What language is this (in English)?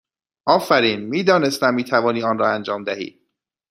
Persian